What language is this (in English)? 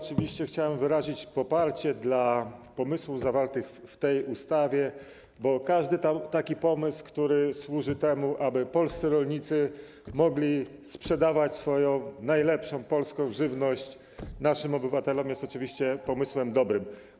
Polish